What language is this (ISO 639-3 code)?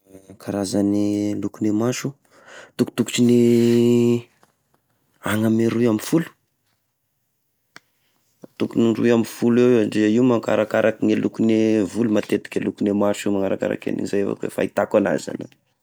tkg